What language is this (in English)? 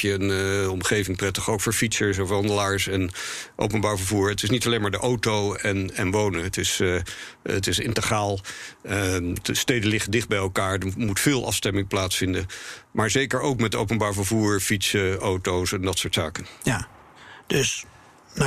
Dutch